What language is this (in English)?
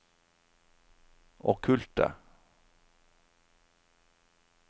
Norwegian